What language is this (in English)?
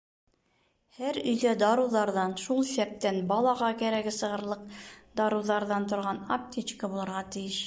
Bashkir